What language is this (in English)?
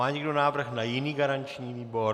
Czech